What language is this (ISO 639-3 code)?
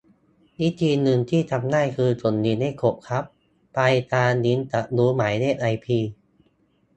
tha